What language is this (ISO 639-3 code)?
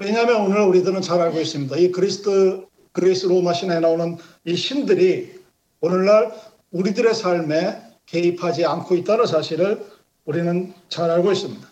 kor